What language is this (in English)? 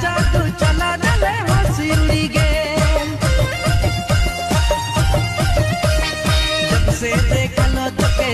Hindi